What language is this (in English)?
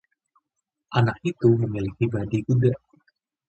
Indonesian